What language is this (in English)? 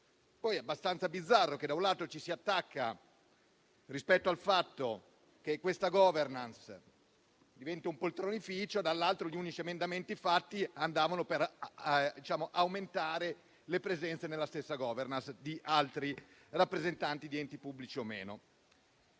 Italian